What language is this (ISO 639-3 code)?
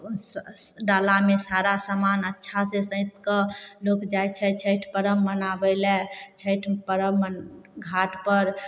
mai